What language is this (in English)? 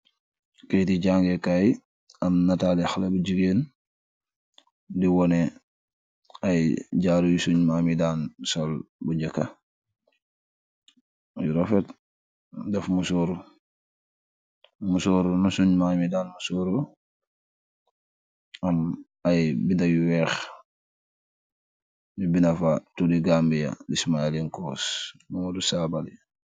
Wolof